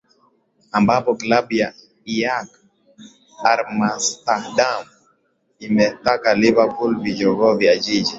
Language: Swahili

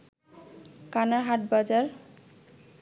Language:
Bangla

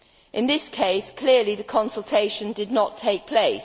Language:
English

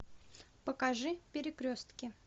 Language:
Russian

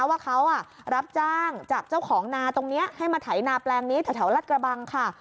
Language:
Thai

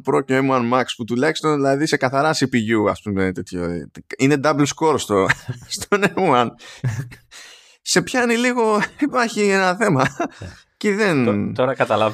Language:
Greek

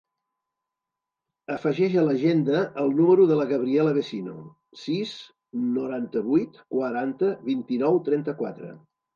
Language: Catalan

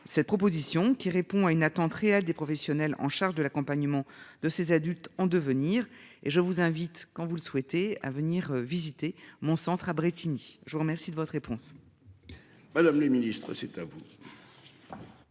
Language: French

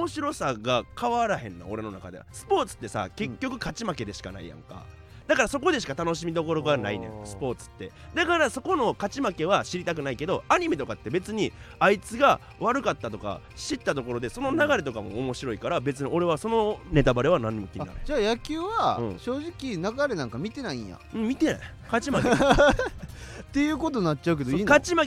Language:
Japanese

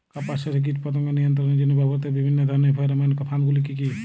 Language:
Bangla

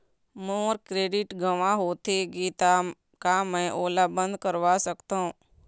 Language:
Chhattisgarhi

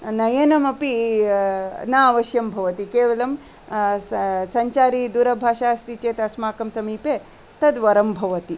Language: Sanskrit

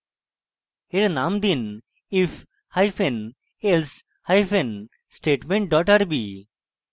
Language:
Bangla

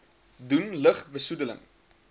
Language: Afrikaans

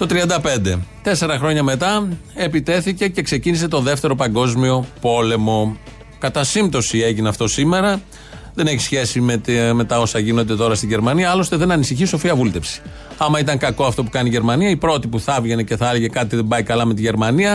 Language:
Greek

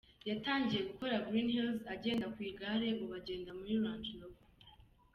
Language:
Kinyarwanda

